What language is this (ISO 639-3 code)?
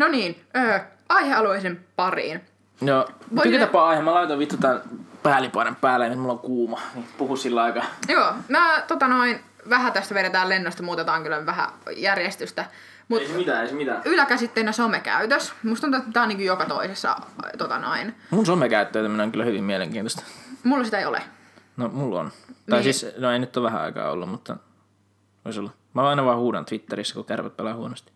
fin